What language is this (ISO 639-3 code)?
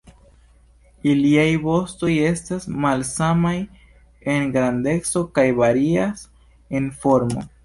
epo